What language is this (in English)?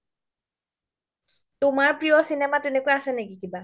Assamese